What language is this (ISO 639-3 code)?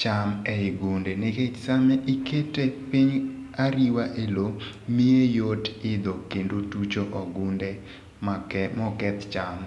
luo